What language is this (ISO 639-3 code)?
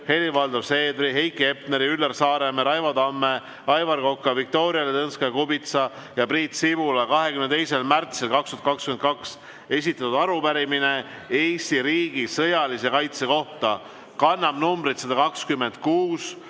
est